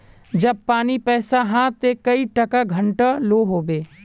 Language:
Magahi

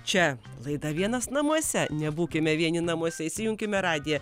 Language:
Lithuanian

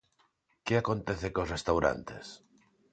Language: Galician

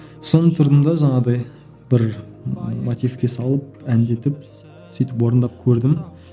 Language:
Kazakh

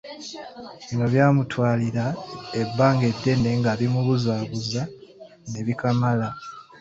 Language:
Ganda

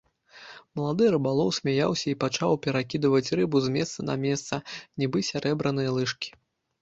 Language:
Belarusian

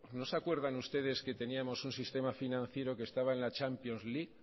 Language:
Spanish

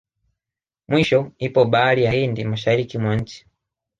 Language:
Swahili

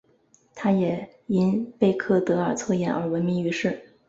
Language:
Chinese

